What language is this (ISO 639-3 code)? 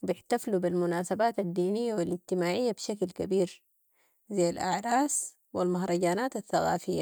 apd